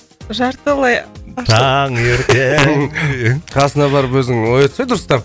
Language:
Kazakh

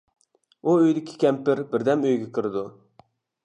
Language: Uyghur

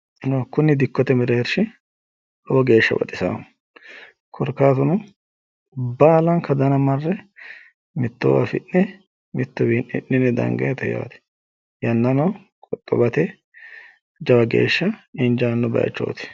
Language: Sidamo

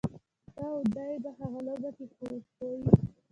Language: Pashto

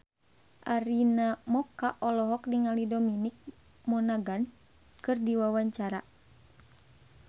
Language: Sundanese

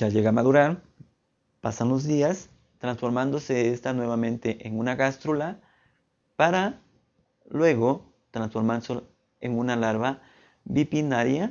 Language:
Spanish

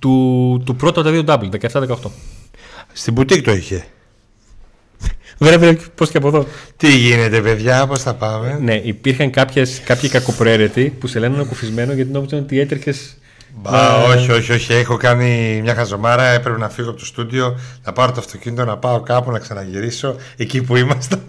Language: Greek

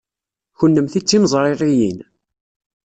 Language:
Kabyle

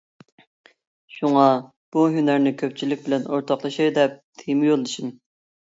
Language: Uyghur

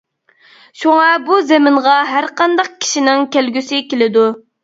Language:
Uyghur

